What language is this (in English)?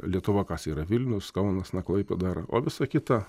Lithuanian